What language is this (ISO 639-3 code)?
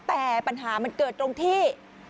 tha